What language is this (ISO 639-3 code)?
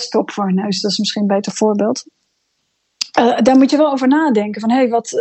nld